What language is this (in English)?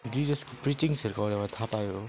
Nepali